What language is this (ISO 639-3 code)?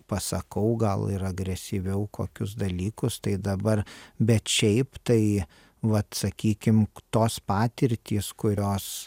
lit